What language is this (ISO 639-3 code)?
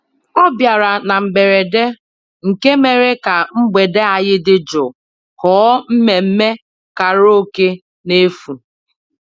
ibo